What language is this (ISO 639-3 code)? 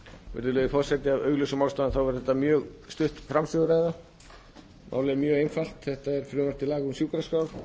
isl